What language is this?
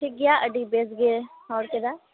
Santali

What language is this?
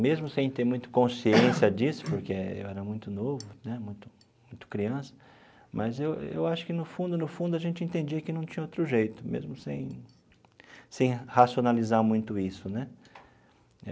Portuguese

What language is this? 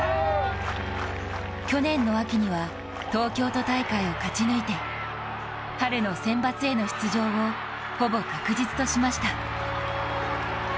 Japanese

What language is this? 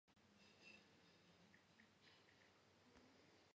Georgian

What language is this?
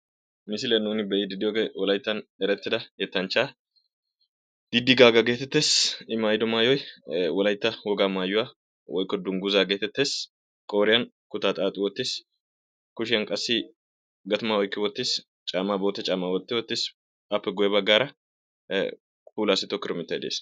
Wolaytta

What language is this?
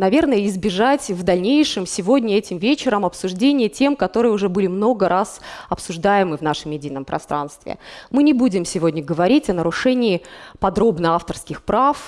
Russian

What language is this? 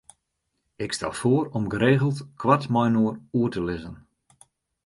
Western Frisian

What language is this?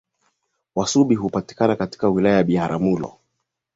Swahili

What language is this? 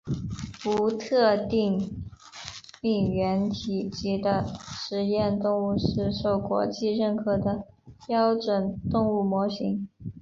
Chinese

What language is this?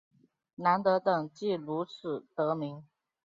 Chinese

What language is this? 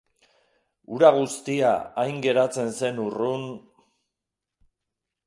Basque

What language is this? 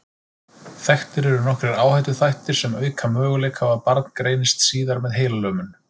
Icelandic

